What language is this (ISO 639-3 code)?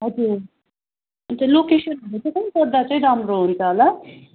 nep